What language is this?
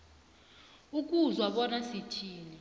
South Ndebele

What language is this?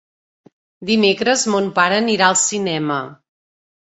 Catalan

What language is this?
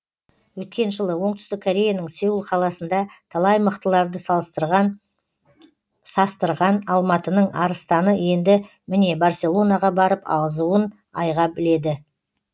Kazakh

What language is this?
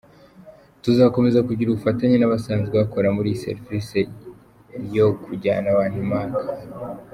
Kinyarwanda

